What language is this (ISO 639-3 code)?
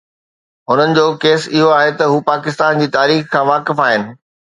snd